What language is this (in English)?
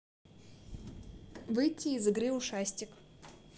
Russian